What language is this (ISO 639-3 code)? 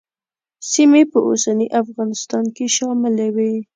pus